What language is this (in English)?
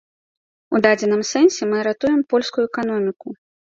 Belarusian